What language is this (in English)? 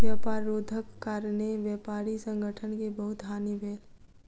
Maithili